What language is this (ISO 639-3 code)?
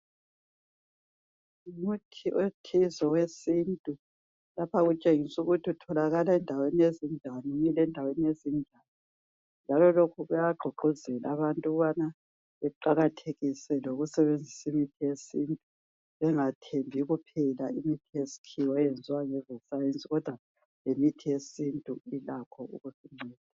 nde